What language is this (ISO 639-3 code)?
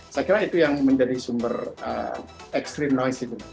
ind